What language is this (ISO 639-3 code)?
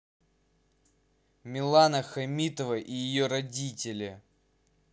rus